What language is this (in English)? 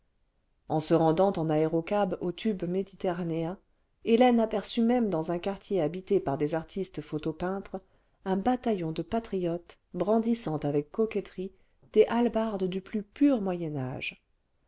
French